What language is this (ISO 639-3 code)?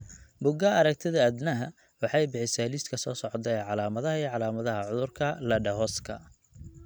som